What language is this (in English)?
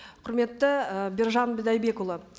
Kazakh